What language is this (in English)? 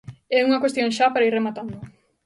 Galician